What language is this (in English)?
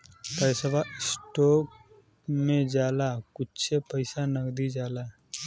Bhojpuri